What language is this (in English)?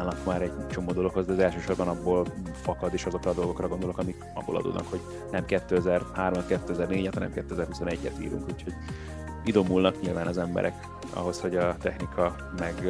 Hungarian